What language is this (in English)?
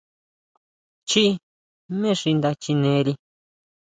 Huautla Mazatec